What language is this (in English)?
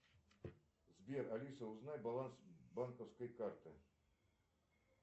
Russian